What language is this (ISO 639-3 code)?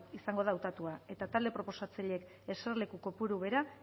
eus